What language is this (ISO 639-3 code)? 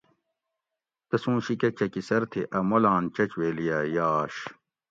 gwc